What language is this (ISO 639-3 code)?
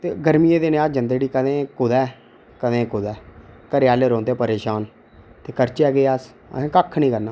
doi